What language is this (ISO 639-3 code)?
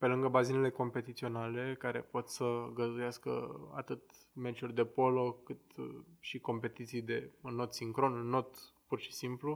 ron